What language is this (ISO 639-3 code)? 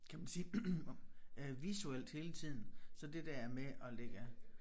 dan